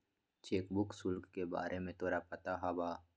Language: Magahi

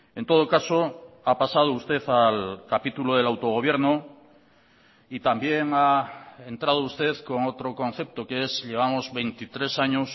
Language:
Spanish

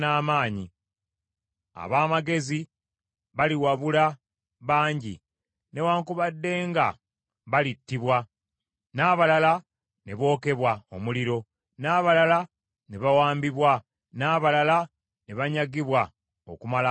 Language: Ganda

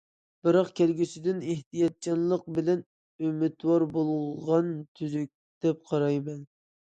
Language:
Uyghur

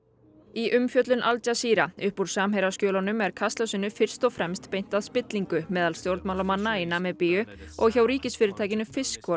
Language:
Icelandic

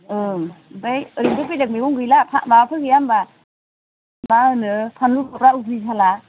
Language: Bodo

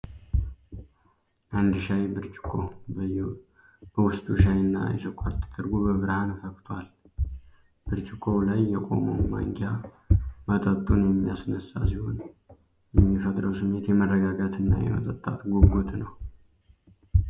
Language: Amharic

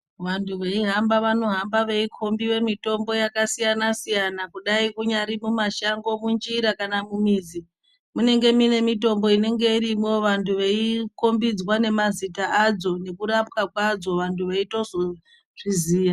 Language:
Ndau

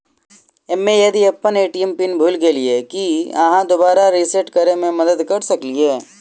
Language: Maithili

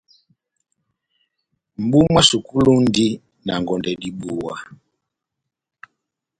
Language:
Batanga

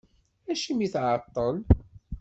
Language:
Kabyle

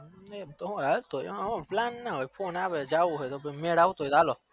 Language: Gujarati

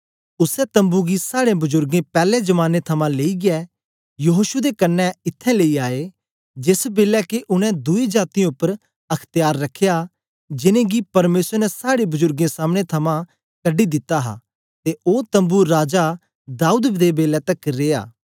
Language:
Dogri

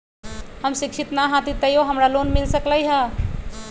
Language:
Magahi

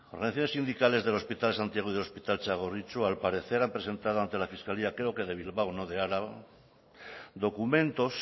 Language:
Spanish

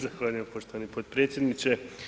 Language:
Croatian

